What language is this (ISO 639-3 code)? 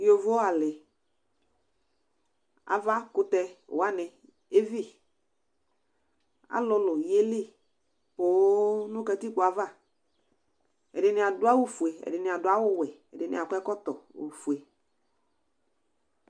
kpo